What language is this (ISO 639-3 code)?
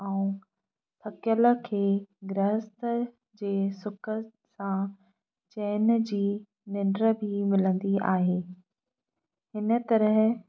snd